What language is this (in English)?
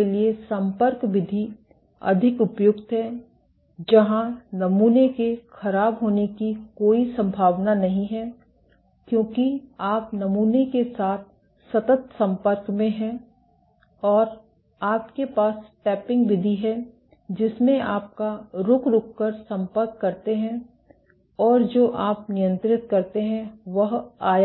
Hindi